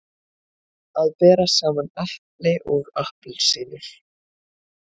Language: Icelandic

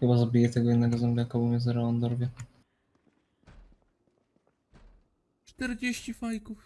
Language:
Polish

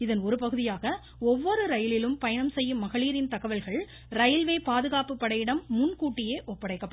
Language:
Tamil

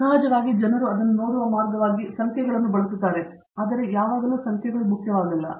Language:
Kannada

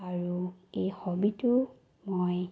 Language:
Assamese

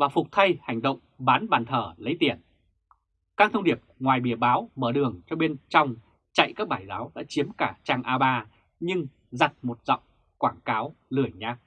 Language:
Vietnamese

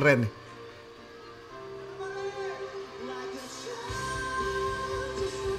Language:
Indonesian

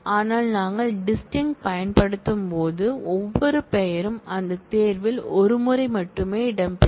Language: Tamil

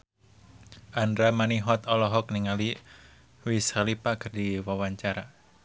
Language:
Sundanese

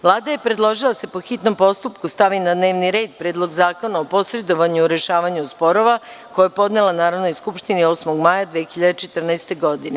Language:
Serbian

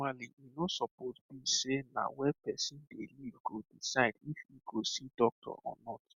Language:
Nigerian Pidgin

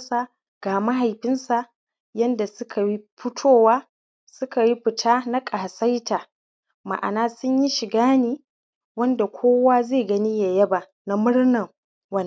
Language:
Hausa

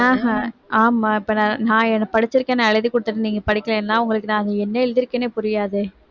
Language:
Tamil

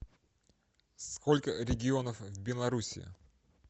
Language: Russian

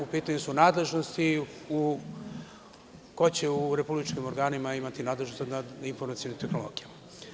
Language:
Serbian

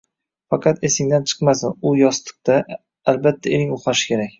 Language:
Uzbek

